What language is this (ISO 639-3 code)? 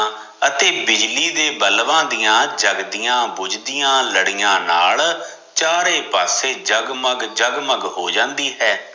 pan